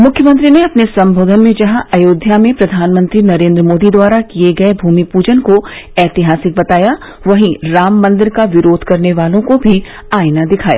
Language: Hindi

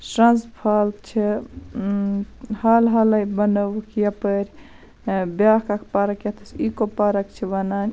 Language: Kashmiri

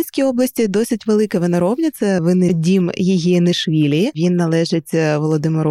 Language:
Ukrainian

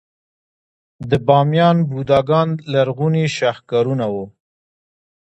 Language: Pashto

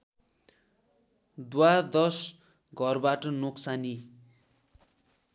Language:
Nepali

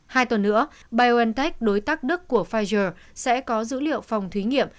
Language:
Vietnamese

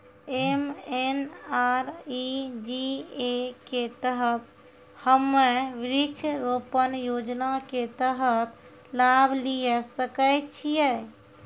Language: Maithili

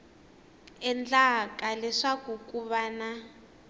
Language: Tsonga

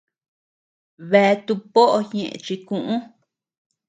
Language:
Tepeuxila Cuicatec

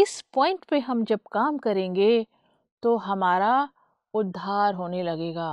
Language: Hindi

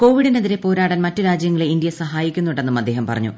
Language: Malayalam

